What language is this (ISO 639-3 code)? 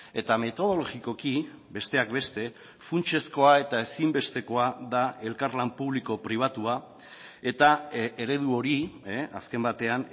eus